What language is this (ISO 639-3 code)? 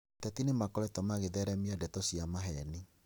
kik